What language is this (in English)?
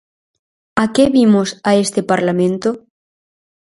Galician